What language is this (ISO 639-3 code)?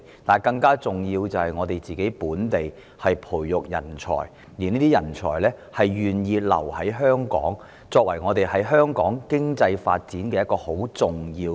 yue